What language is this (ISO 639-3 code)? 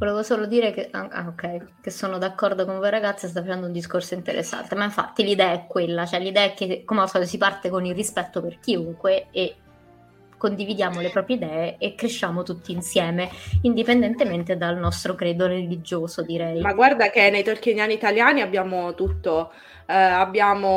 ita